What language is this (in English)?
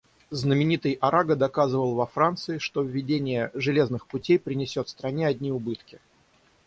Russian